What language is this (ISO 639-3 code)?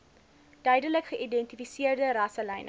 afr